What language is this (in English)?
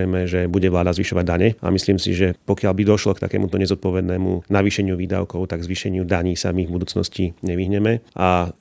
Slovak